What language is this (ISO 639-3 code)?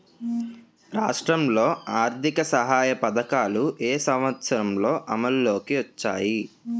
tel